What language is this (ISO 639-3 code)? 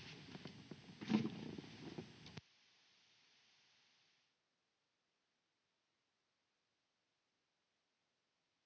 fin